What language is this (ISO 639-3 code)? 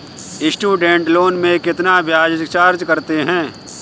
hin